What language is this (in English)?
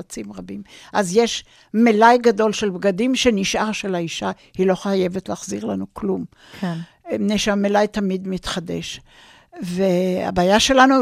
Hebrew